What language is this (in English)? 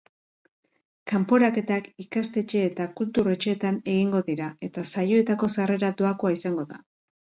Basque